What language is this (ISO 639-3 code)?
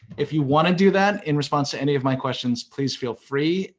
eng